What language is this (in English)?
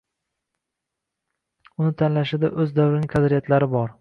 Uzbek